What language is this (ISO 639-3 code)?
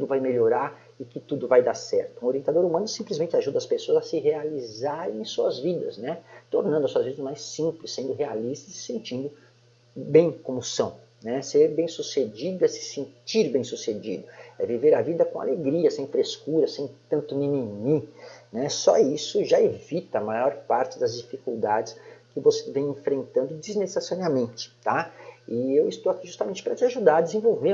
por